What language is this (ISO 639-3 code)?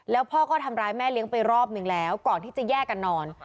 tha